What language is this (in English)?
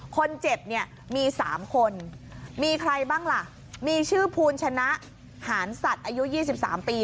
Thai